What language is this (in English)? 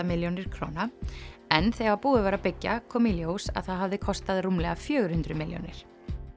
Icelandic